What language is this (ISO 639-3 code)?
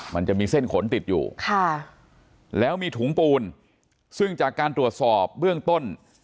tha